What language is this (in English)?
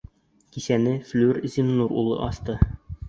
Bashkir